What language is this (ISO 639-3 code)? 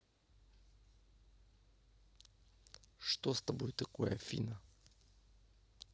rus